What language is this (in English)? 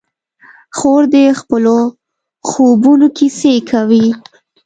Pashto